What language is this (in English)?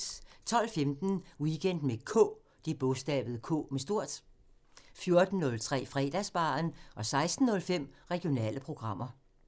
Danish